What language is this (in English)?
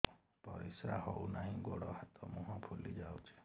Odia